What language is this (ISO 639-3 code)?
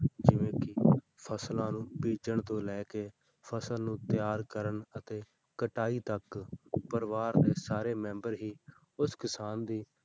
pan